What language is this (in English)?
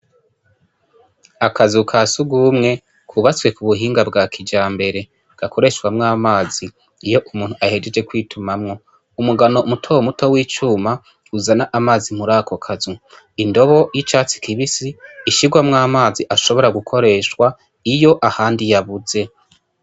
Rundi